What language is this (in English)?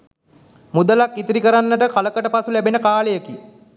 Sinhala